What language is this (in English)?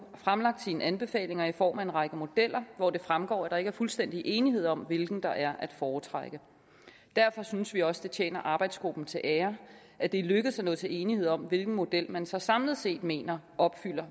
Danish